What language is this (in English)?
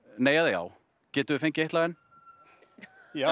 Icelandic